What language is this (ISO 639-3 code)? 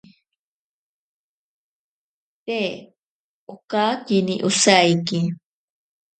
prq